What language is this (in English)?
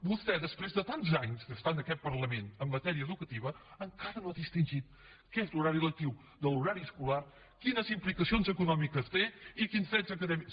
Catalan